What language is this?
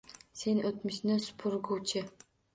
Uzbek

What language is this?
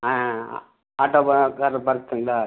Tamil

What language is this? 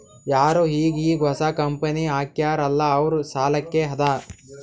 Kannada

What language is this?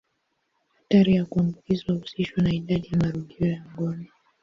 Swahili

